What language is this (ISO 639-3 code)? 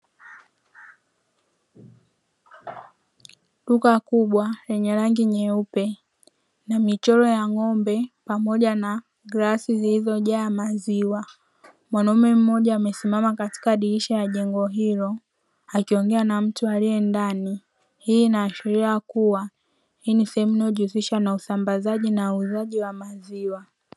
swa